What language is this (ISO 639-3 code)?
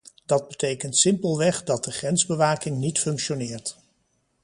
nld